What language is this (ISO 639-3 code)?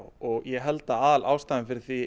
isl